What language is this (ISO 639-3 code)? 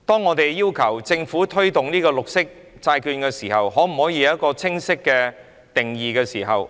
yue